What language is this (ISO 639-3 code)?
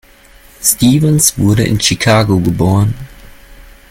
deu